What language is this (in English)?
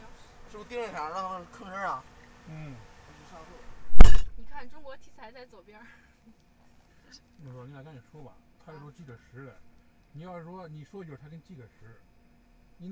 Chinese